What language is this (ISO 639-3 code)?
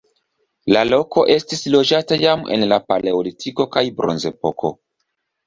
epo